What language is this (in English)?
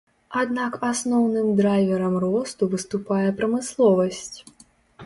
Belarusian